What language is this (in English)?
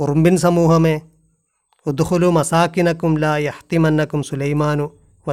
Malayalam